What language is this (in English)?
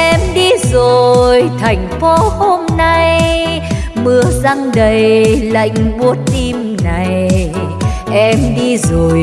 Vietnamese